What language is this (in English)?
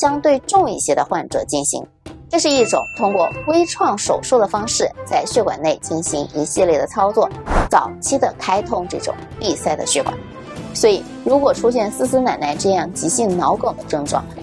Chinese